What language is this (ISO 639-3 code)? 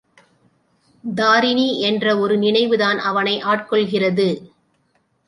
tam